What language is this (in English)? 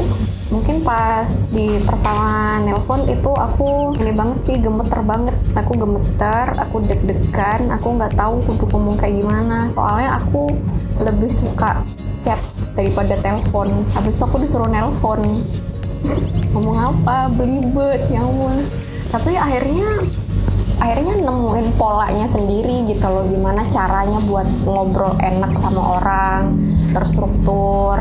Indonesian